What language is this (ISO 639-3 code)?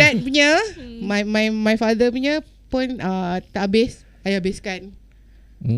msa